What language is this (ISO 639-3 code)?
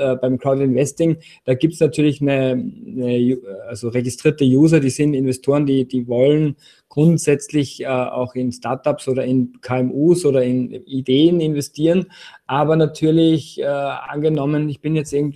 deu